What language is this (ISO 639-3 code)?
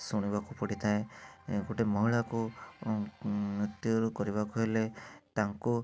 ori